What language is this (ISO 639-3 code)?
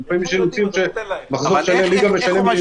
heb